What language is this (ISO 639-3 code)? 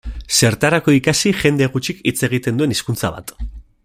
eus